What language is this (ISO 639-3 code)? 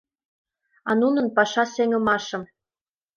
chm